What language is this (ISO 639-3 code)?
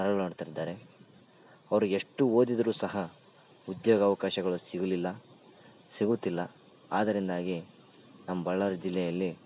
kan